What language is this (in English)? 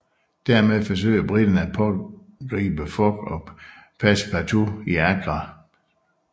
Danish